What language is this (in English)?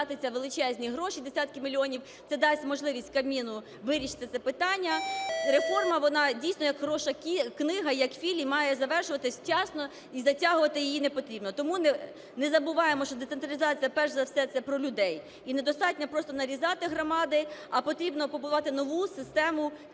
Ukrainian